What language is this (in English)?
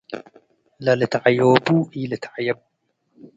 Tigre